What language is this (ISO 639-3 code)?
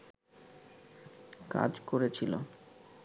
ben